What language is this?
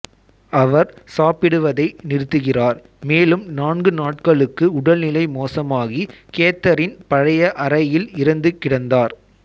Tamil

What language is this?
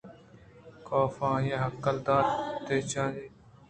Eastern Balochi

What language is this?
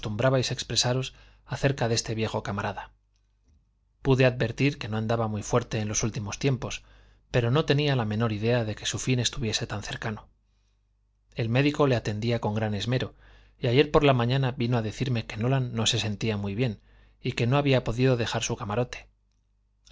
Spanish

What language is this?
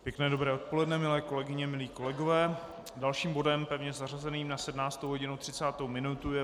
Czech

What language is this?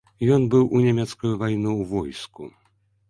Belarusian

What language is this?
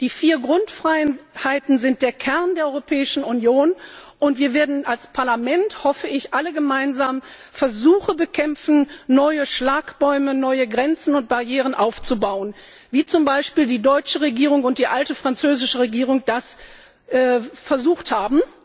German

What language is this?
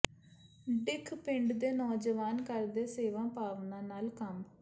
Punjabi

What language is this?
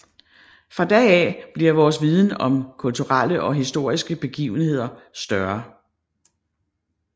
Danish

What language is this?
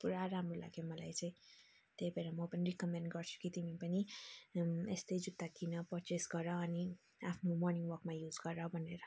Nepali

